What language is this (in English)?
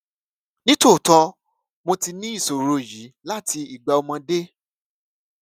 Yoruba